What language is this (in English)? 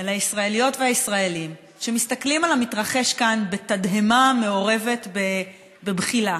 Hebrew